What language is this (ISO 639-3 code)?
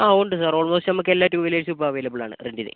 mal